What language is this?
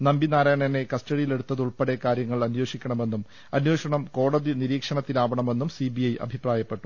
Malayalam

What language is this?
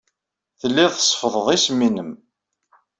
Kabyle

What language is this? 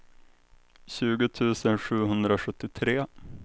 Swedish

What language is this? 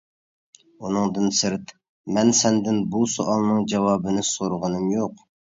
Uyghur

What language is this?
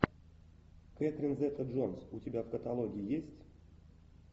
Russian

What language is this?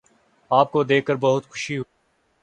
Urdu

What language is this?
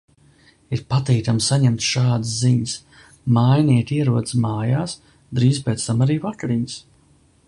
Latvian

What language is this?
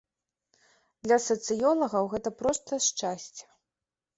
Belarusian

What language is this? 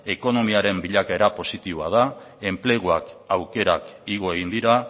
Basque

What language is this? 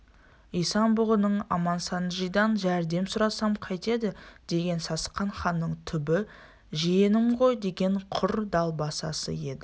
Kazakh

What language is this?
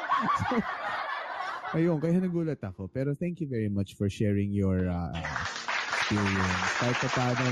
Filipino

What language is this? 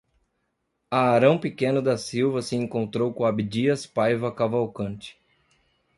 Portuguese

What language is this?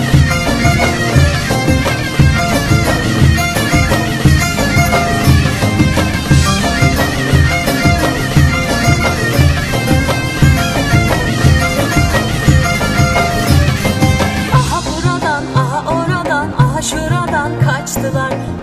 Lithuanian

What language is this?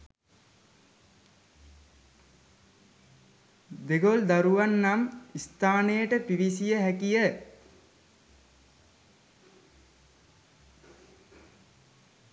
Sinhala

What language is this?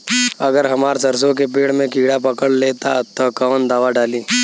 Bhojpuri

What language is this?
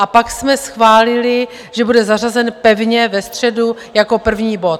Czech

